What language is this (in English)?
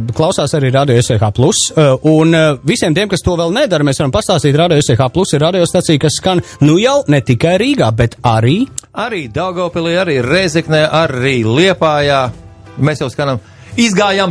Latvian